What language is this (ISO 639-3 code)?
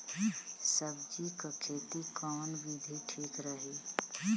bho